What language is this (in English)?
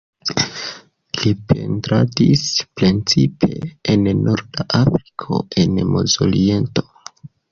Esperanto